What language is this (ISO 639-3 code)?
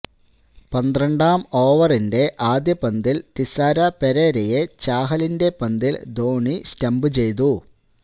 mal